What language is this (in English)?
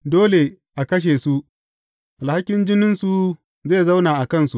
Hausa